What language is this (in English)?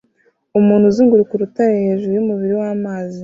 Kinyarwanda